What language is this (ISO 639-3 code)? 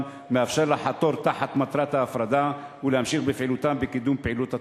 heb